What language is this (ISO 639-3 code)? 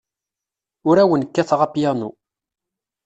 kab